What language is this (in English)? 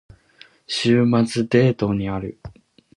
Japanese